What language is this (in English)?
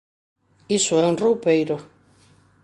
Galician